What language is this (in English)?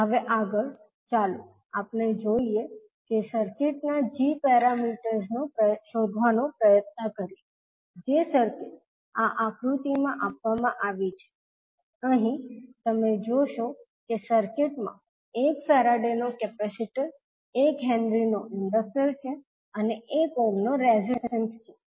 Gujarati